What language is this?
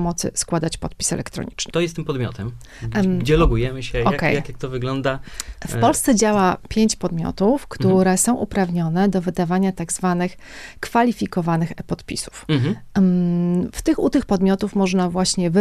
Polish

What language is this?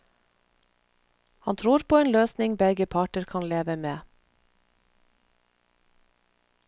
Norwegian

